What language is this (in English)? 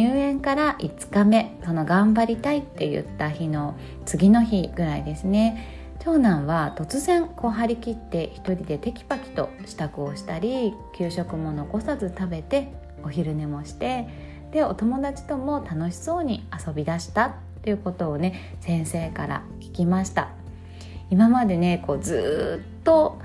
Japanese